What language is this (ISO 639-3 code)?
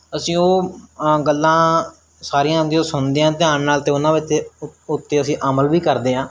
pan